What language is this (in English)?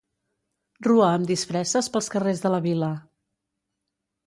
Catalan